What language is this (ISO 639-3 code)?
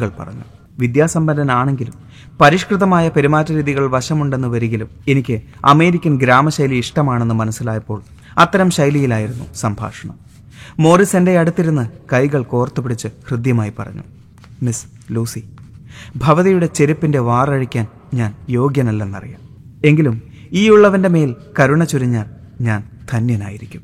mal